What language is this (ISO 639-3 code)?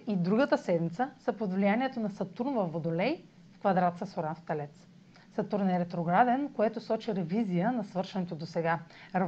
bul